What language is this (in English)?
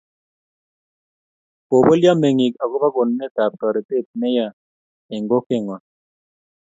Kalenjin